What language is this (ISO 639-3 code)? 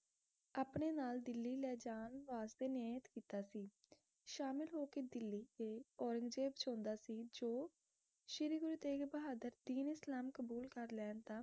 pan